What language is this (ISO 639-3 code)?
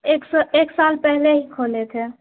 urd